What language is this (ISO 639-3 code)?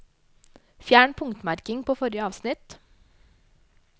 nor